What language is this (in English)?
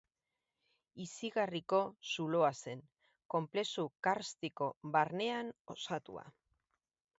Basque